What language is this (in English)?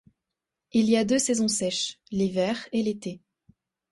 French